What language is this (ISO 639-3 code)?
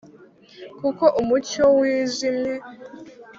kin